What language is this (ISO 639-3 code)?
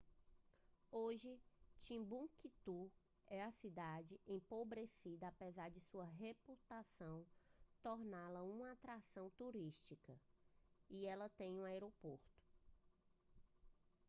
por